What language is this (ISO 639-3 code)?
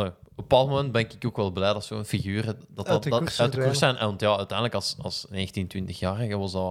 nld